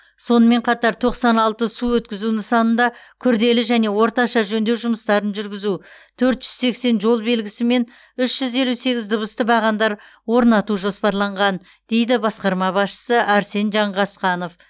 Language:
Kazakh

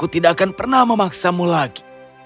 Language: Indonesian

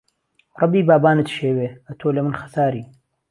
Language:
Central Kurdish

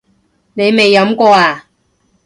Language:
Cantonese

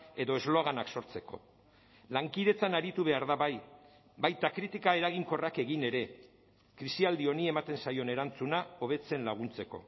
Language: Basque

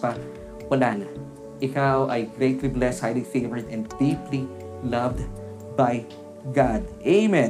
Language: Filipino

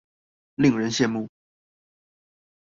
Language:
Chinese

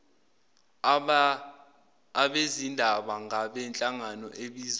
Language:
Zulu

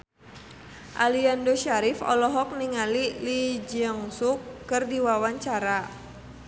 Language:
Sundanese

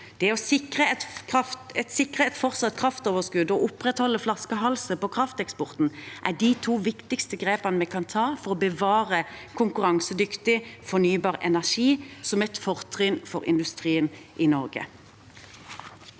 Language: Norwegian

